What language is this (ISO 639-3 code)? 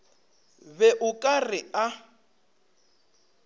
nso